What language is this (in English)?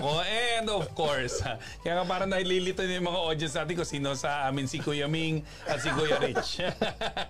Filipino